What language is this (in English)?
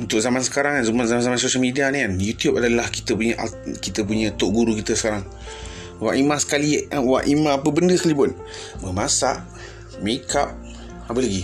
Malay